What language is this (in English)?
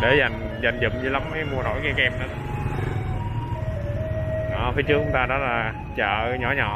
Vietnamese